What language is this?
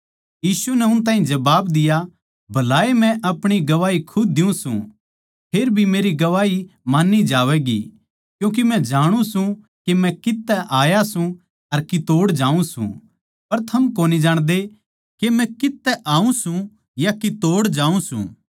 Haryanvi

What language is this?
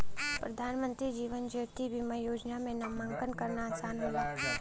Bhojpuri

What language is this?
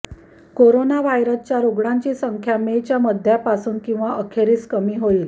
Marathi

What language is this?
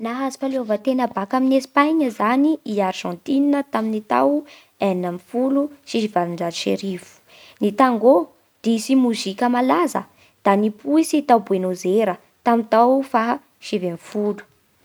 Bara Malagasy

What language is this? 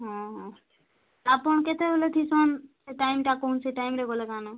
Odia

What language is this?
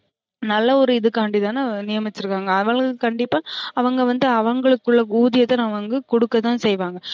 Tamil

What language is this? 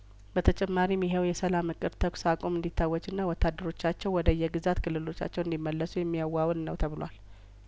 Amharic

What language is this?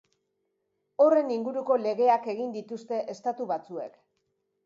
Basque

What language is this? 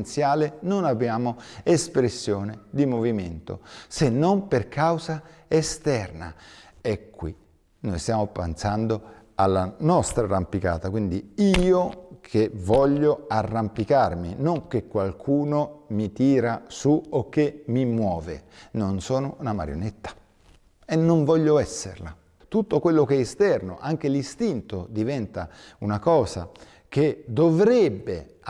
Italian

